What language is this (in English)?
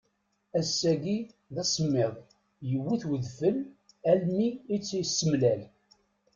Kabyle